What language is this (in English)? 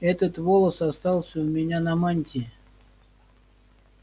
Russian